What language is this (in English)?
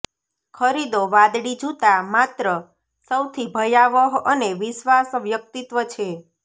Gujarati